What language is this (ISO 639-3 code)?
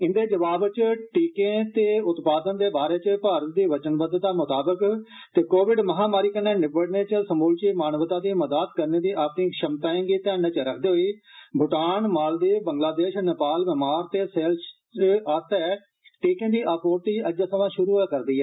doi